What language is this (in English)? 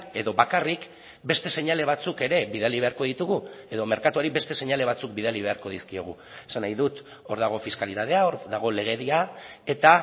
Basque